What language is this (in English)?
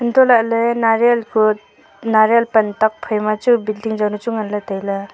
Wancho Naga